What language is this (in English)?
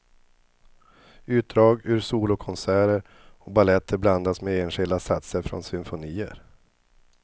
Swedish